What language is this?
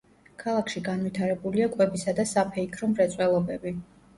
Georgian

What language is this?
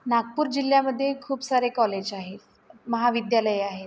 Marathi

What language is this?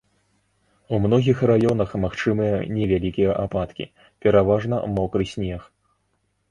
Belarusian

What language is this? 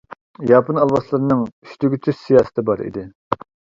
Uyghur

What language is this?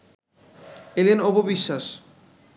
Bangla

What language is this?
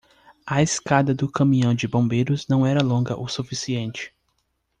Portuguese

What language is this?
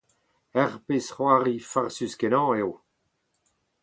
Breton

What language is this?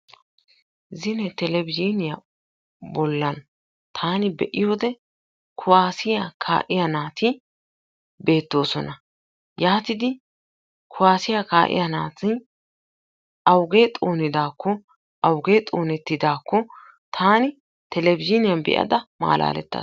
Wolaytta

